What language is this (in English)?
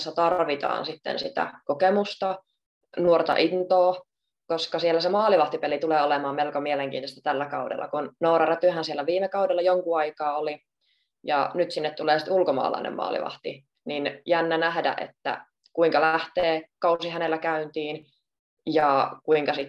Finnish